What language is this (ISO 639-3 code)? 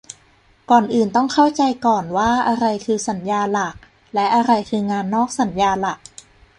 tha